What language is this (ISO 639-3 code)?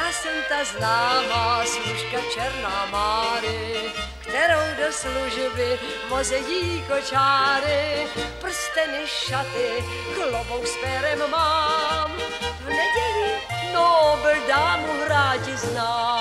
ces